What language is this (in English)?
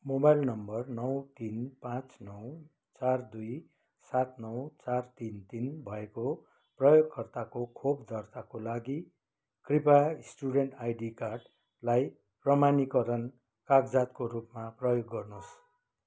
Nepali